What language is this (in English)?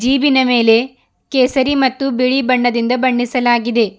Kannada